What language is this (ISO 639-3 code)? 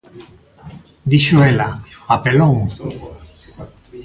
glg